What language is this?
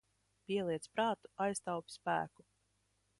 Latvian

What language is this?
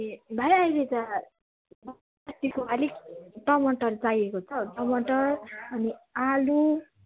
Nepali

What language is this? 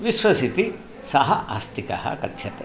Sanskrit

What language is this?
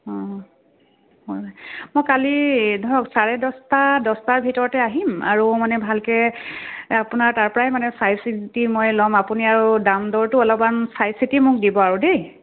Assamese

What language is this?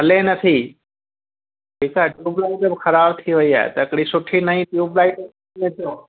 Sindhi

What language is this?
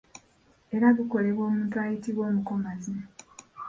Ganda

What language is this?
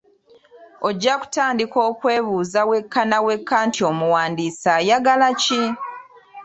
Ganda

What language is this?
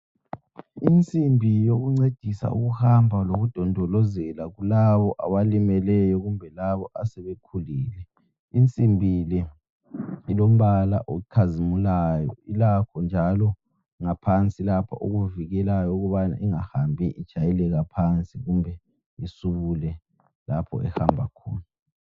North Ndebele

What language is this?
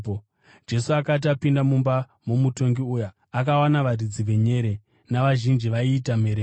Shona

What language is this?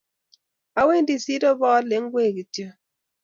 Kalenjin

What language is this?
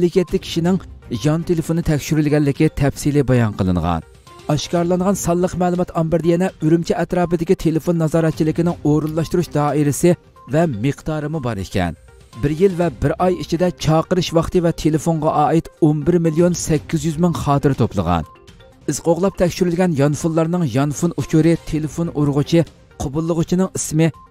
Turkish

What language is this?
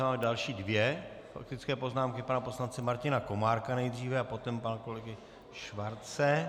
Czech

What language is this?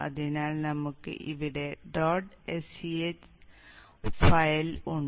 Malayalam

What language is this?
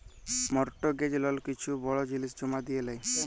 Bangla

